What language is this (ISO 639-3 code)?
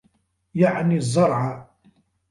ara